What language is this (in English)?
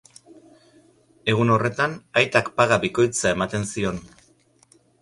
Basque